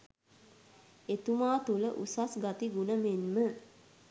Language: Sinhala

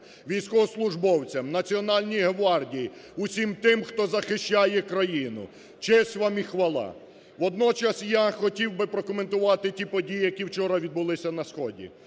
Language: Ukrainian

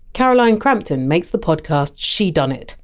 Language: English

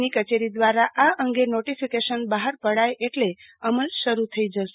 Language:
Gujarati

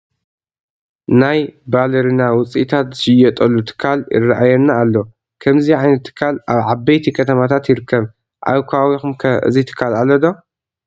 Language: Tigrinya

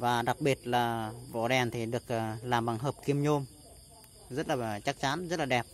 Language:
Vietnamese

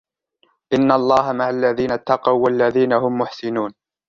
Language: Arabic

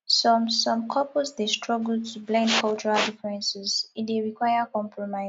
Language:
Nigerian Pidgin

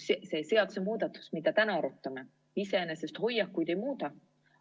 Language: Estonian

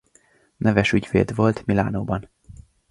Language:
Hungarian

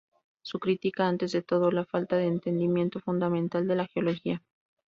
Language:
Spanish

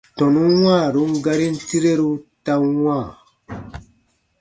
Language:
Baatonum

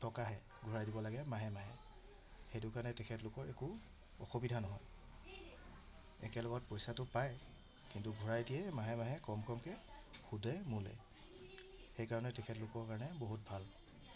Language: Assamese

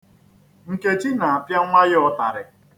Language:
Igbo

